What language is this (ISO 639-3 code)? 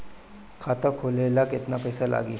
bho